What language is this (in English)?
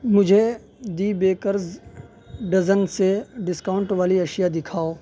Urdu